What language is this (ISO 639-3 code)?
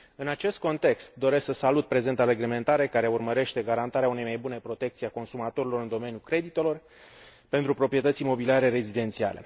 ron